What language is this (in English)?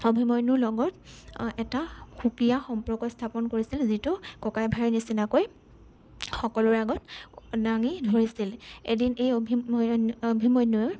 Assamese